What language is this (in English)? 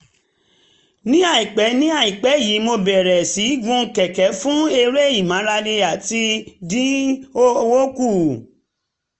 Yoruba